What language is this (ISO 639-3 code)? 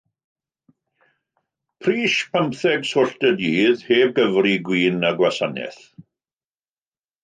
cym